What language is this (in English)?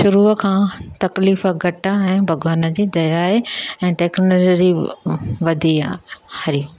Sindhi